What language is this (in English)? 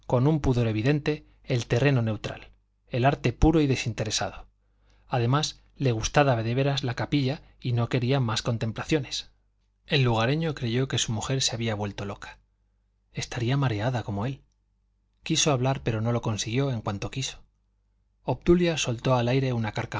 Spanish